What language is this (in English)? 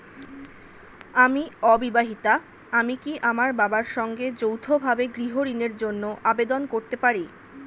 Bangla